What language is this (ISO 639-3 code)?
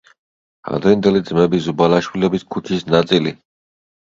kat